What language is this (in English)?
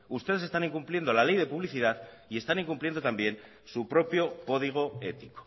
Spanish